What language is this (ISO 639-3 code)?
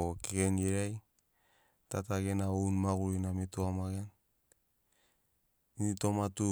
snc